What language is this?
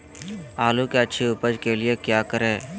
Magahi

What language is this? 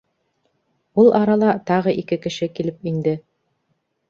Bashkir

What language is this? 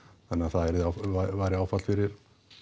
Icelandic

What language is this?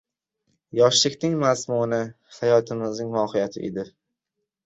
Uzbek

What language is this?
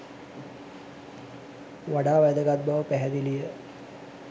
Sinhala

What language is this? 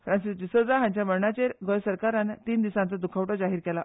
Konkani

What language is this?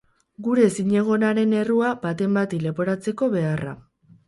Basque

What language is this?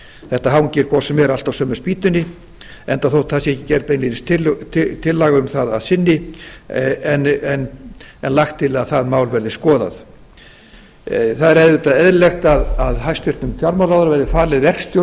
Icelandic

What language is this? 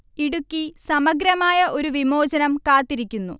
Malayalam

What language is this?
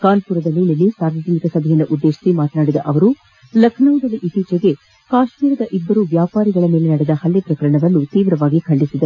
Kannada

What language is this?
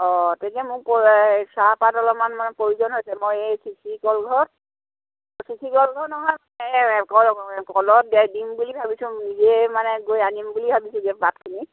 Assamese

